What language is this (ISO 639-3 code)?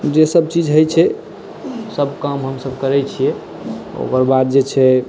mai